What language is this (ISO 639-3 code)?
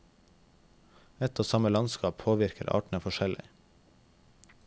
nor